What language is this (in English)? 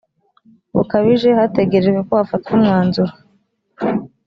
Kinyarwanda